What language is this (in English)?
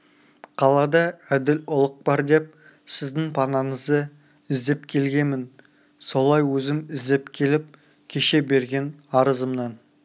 Kazakh